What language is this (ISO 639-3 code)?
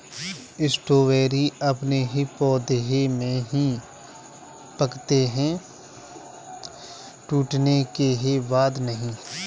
hin